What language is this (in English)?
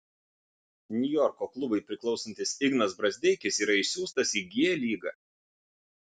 Lithuanian